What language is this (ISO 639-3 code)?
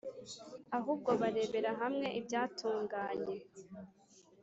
kin